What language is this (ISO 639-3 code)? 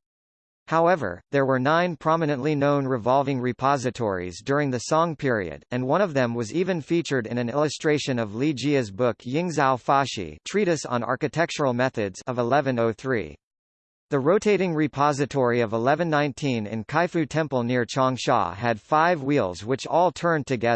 eng